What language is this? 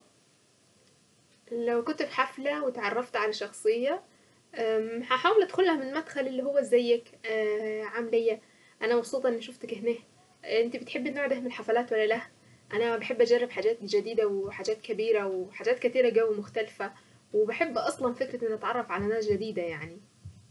Saidi Arabic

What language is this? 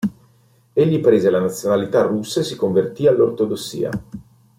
Italian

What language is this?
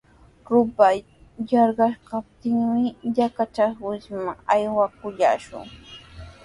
Sihuas Ancash Quechua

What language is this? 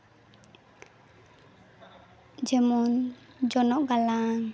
Santali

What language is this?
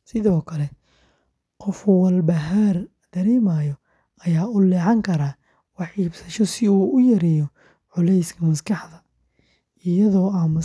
Somali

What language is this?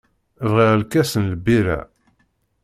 Kabyle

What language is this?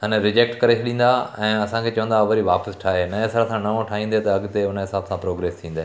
Sindhi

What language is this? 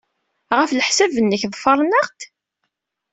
Kabyle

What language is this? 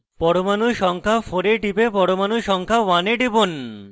Bangla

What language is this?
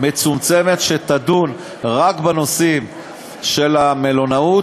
Hebrew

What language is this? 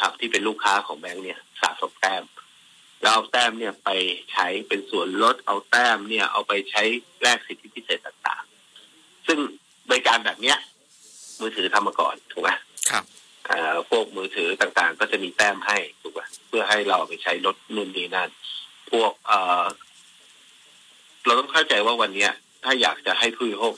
Thai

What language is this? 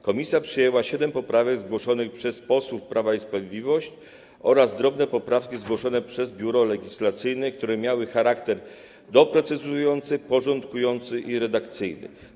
Polish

